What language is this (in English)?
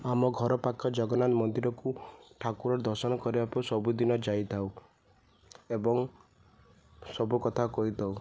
Odia